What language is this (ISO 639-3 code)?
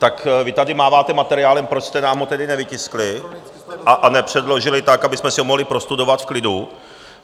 ces